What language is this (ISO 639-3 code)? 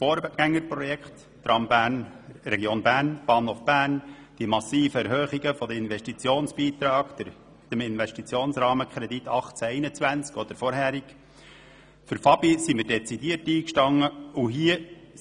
gsw